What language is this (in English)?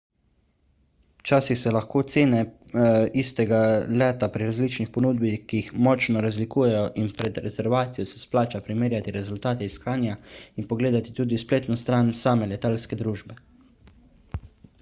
Slovenian